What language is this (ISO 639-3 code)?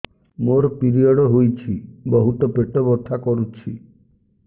ori